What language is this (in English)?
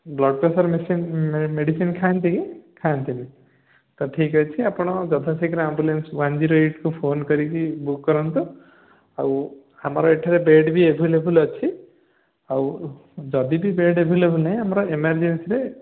Odia